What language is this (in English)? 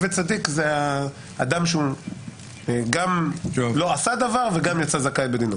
Hebrew